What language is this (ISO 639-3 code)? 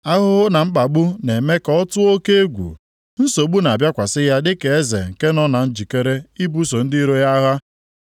ibo